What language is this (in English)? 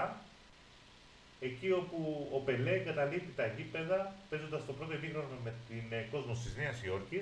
Greek